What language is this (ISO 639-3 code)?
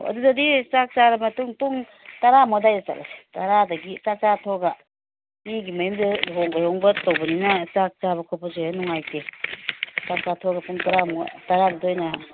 mni